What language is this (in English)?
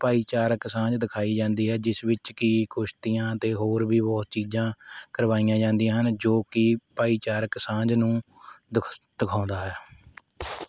Punjabi